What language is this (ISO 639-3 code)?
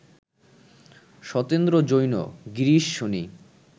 ben